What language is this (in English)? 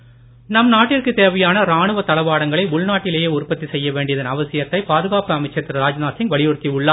Tamil